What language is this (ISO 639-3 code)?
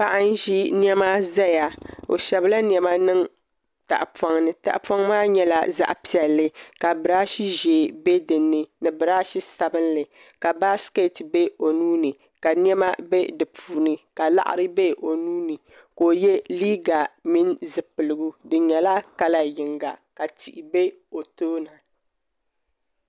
dag